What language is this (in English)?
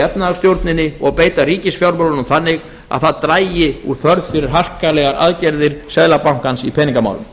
Icelandic